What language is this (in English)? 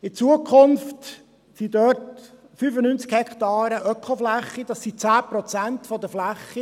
Swiss German